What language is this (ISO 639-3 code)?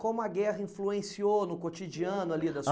por